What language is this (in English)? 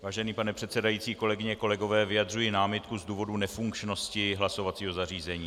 Czech